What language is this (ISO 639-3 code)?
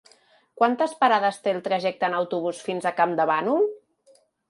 cat